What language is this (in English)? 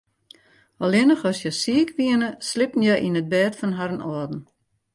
Western Frisian